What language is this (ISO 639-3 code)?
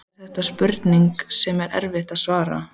isl